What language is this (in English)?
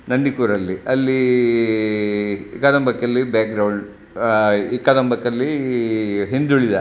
Kannada